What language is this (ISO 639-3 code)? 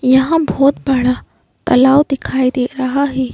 hin